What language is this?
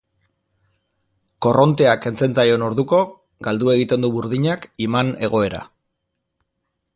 Basque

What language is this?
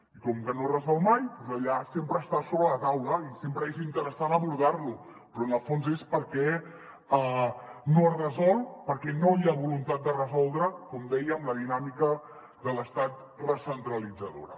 Catalan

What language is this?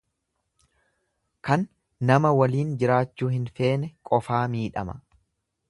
Oromo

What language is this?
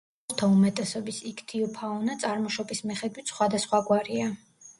Georgian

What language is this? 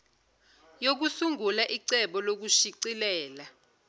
Zulu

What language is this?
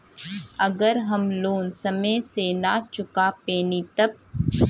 Bhojpuri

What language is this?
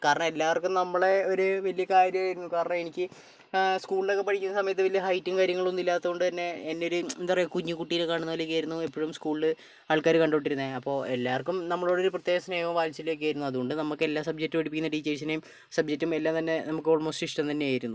Malayalam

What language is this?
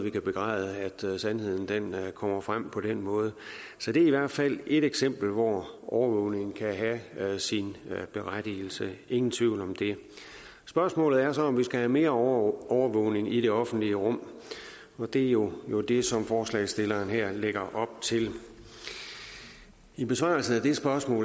Danish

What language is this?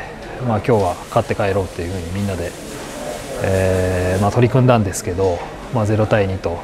Japanese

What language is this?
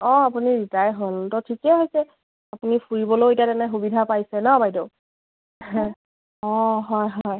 Assamese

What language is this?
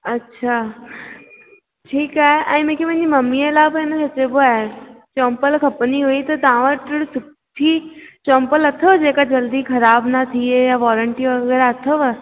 Sindhi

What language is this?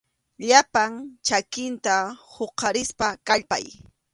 Arequipa-La Unión Quechua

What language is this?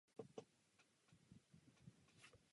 Czech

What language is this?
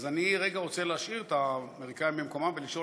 Hebrew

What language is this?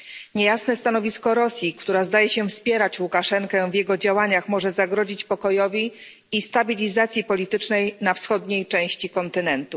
Polish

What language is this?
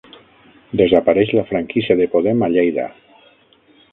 Catalan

